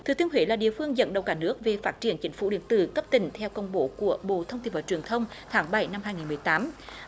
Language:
Vietnamese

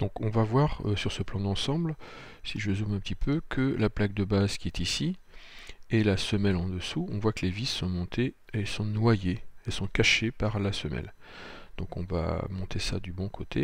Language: French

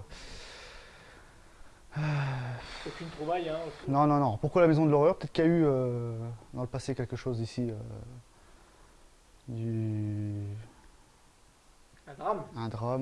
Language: French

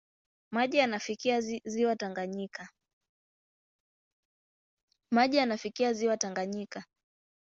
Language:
Swahili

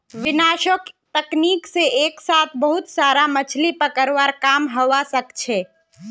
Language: Magahi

